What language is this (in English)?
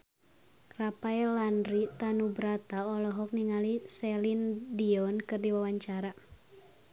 Sundanese